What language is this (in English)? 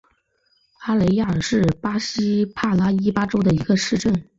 Chinese